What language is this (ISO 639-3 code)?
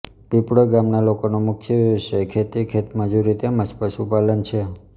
guj